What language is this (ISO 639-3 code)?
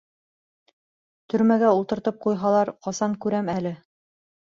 bak